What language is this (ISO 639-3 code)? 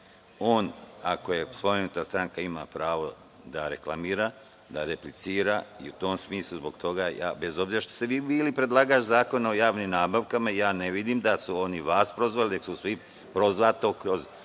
srp